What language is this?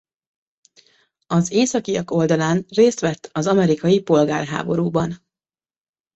Hungarian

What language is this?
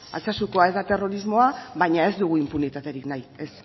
Basque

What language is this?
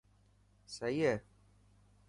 Dhatki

